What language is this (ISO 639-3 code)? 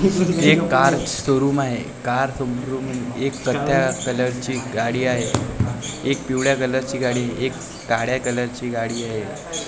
mar